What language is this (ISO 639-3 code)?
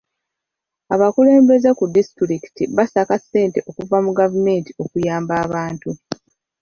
lug